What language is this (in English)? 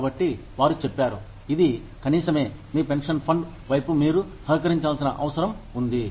Telugu